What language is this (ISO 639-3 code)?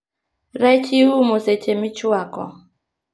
luo